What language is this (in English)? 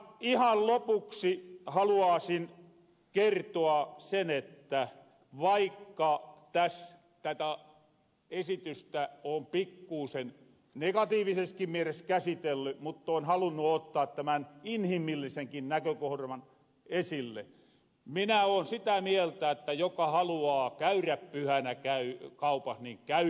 Finnish